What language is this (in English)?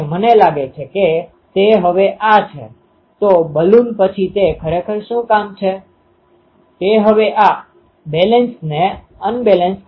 Gujarati